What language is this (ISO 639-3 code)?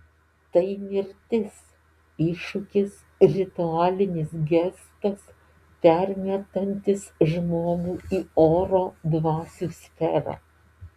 lit